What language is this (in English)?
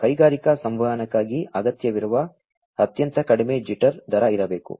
Kannada